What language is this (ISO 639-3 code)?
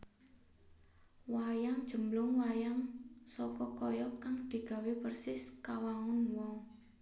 jav